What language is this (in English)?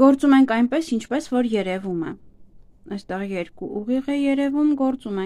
Turkish